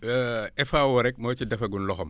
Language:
Wolof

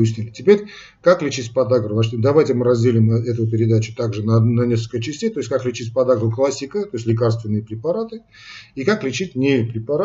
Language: Russian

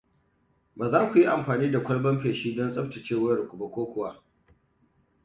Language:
Hausa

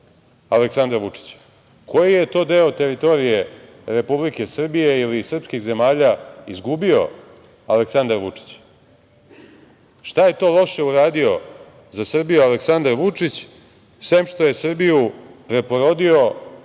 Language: Serbian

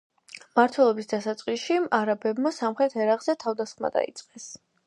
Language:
Georgian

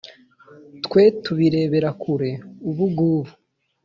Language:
Kinyarwanda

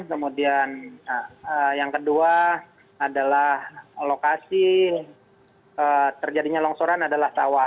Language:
Indonesian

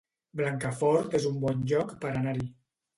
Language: Catalan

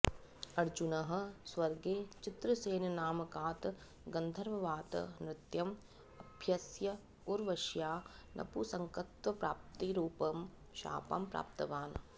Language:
Sanskrit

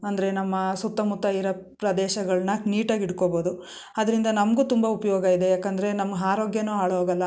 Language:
Kannada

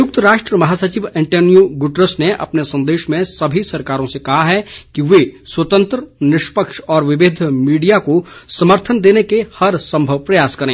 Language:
Hindi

